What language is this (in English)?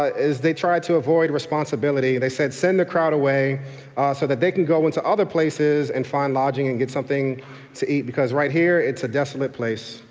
English